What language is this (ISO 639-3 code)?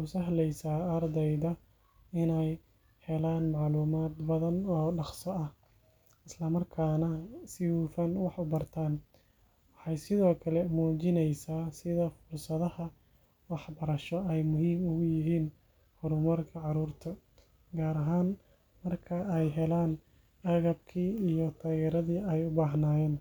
som